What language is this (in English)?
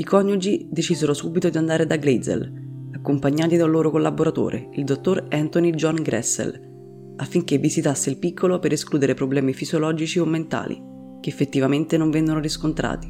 Italian